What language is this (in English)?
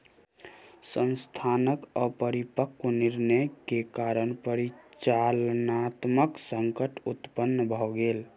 Maithili